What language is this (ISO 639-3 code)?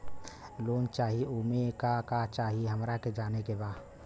bho